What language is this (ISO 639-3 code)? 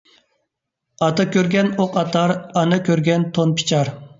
uig